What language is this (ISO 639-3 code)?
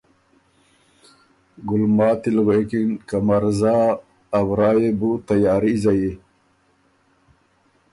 oru